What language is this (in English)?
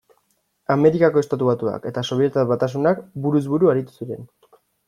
Basque